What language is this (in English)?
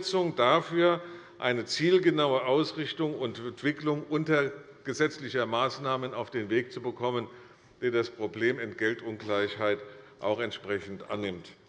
German